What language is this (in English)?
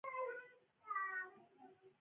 Pashto